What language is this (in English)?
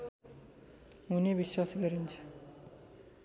Nepali